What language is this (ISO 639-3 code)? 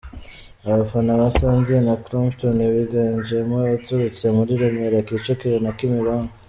kin